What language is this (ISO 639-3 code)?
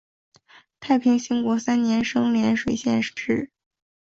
zho